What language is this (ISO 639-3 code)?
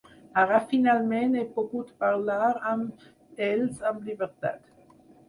cat